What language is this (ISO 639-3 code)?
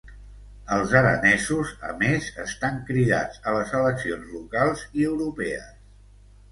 cat